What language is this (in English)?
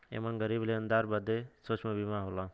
Bhojpuri